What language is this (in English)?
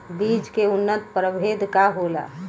Bhojpuri